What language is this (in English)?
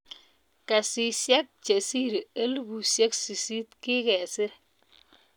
Kalenjin